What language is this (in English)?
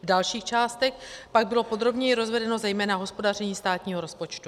Czech